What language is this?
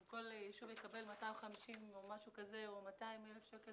Hebrew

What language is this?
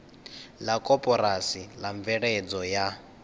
Venda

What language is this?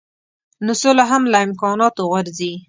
Pashto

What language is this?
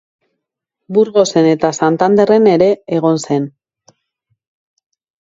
Basque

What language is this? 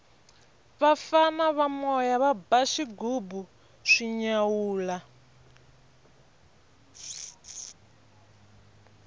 Tsonga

